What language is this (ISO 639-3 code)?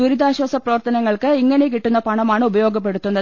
mal